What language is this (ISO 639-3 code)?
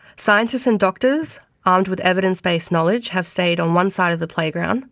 eng